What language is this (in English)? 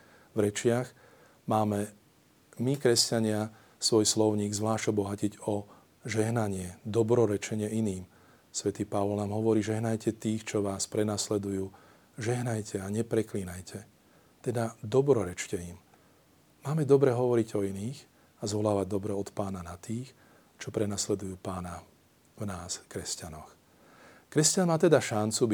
Slovak